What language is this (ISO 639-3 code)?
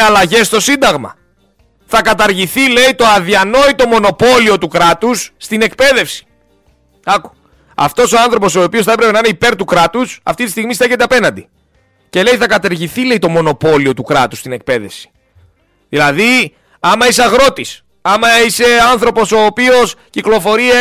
ell